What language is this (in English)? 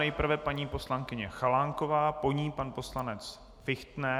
Czech